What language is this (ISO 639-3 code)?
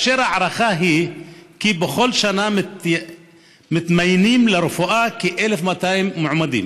heb